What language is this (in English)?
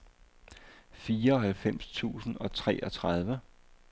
Danish